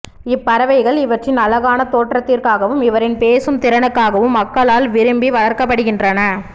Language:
Tamil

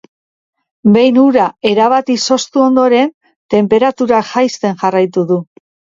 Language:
Basque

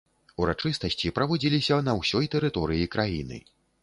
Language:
Belarusian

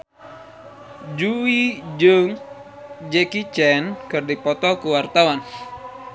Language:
Sundanese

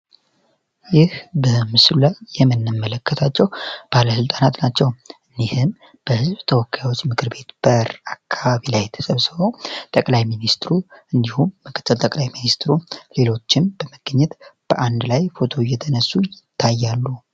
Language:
Amharic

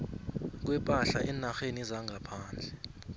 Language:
South Ndebele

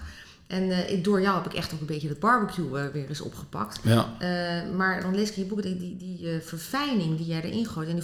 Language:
Dutch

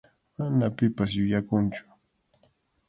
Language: Arequipa-La Unión Quechua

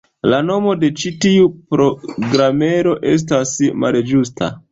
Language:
Esperanto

